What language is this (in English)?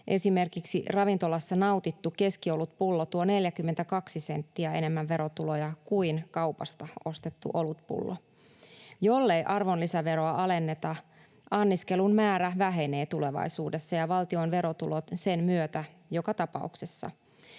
Finnish